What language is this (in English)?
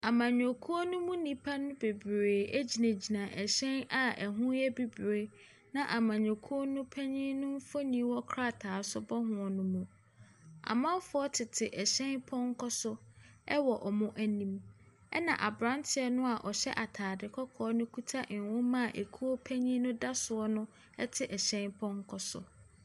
Akan